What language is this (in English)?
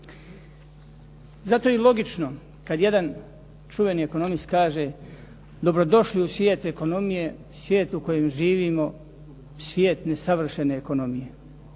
Croatian